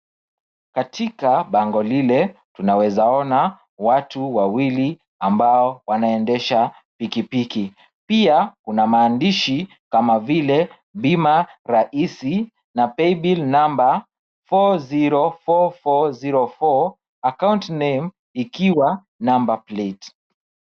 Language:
Swahili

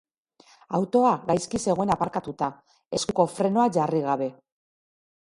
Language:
Basque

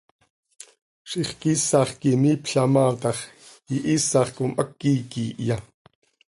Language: Seri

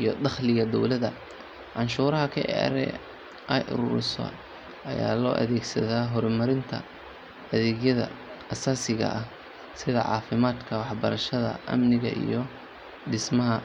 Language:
Somali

